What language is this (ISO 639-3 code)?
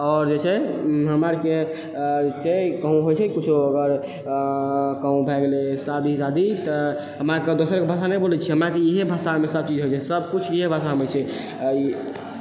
mai